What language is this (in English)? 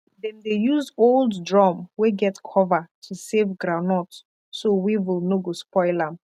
Nigerian Pidgin